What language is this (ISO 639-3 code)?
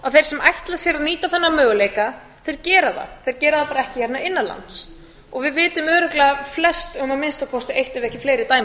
isl